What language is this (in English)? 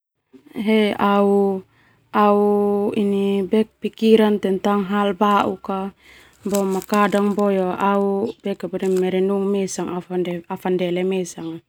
Termanu